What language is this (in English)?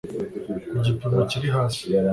Kinyarwanda